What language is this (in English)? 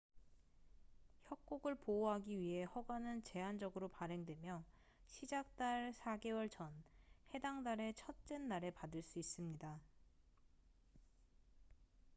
Korean